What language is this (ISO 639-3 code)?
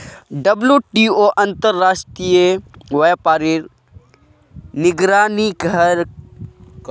mag